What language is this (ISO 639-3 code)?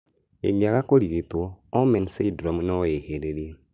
kik